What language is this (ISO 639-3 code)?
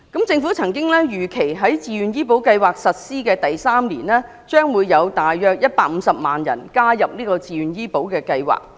yue